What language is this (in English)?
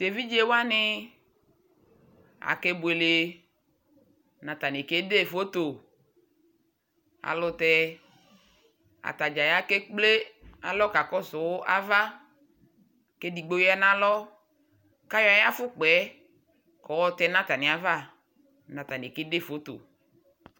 Ikposo